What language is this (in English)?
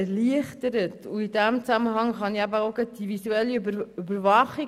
Swiss German